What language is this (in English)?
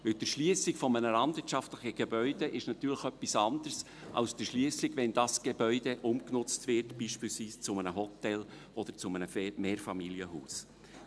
Swiss German